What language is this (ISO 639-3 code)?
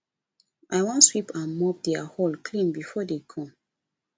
pcm